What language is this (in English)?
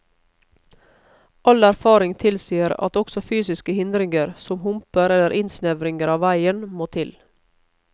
Norwegian